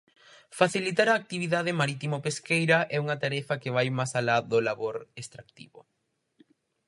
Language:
Galician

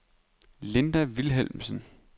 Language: Danish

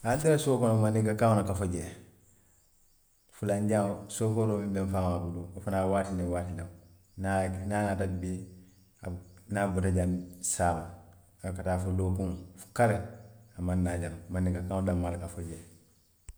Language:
Western Maninkakan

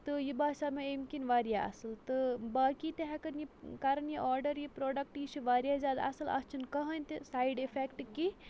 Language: Kashmiri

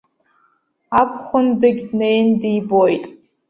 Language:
Abkhazian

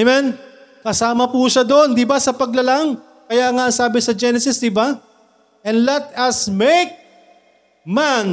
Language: Filipino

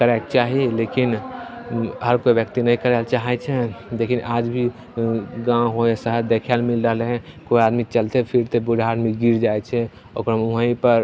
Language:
Maithili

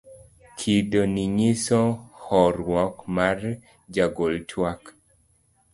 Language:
Luo (Kenya and Tanzania)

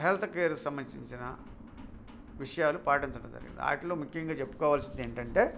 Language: Telugu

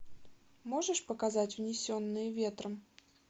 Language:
Russian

